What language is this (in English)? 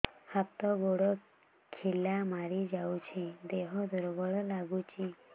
Odia